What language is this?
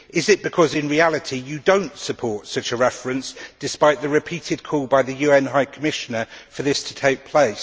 English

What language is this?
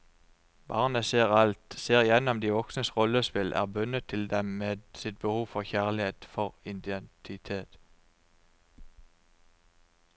Norwegian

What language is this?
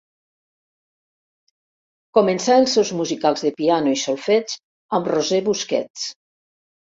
Catalan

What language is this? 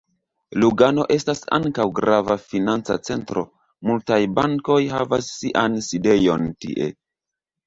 Esperanto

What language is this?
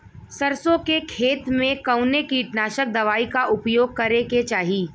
Bhojpuri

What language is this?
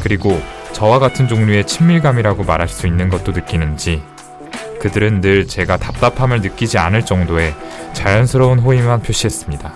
Korean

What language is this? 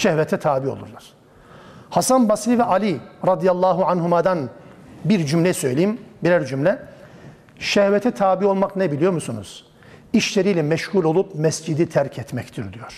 Turkish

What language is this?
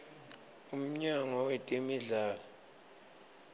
Swati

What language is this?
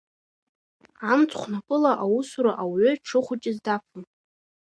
Abkhazian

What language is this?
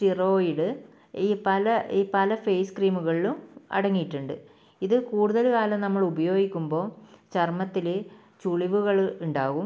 Malayalam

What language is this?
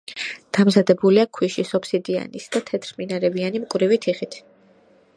Georgian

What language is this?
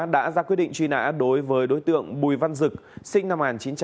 Vietnamese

